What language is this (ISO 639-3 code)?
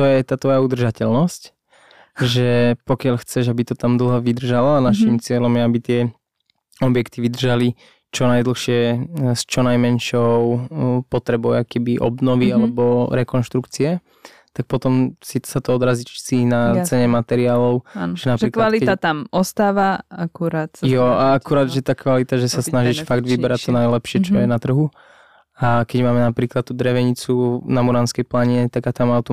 slk